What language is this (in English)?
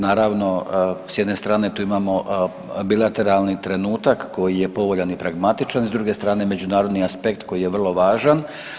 Croatian